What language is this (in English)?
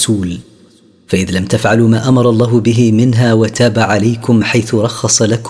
Arabic